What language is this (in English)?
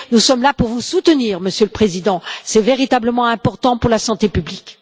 French